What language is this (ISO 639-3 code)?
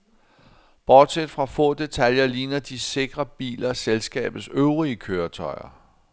dan